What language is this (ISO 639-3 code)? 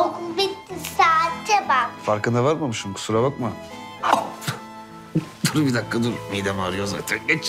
tur